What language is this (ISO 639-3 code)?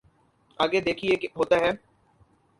urd